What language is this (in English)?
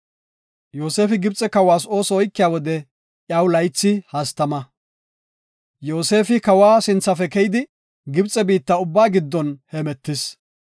Gofa